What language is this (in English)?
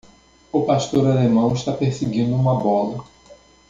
Portuguese